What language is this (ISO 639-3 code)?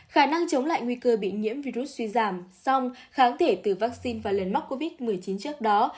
vie